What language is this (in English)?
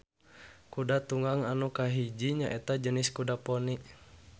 Sundanese